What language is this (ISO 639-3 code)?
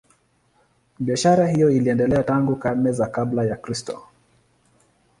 swa